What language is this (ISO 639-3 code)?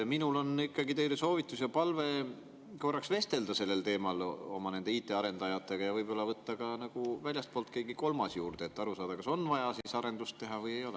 est